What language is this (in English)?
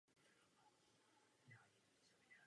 Czech